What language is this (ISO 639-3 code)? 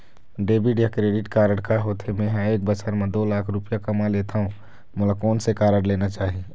hne